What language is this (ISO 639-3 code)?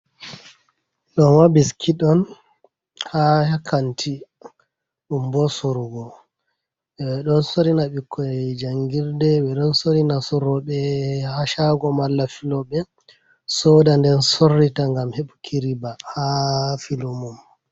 ful